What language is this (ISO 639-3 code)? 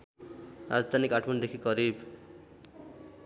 nep